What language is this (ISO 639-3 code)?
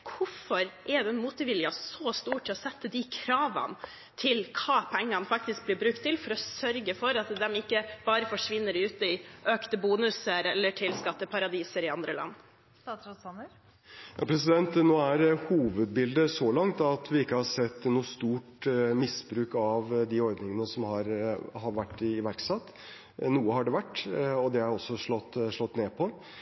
nob